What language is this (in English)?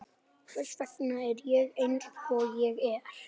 Icelandic